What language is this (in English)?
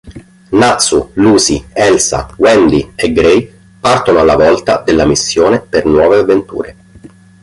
Italian